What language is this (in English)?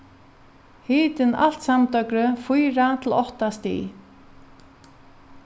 Faroese